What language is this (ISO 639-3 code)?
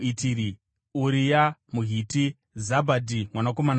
sna